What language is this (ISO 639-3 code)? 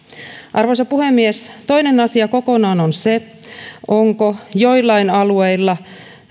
fin